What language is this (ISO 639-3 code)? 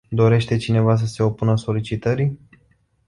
ron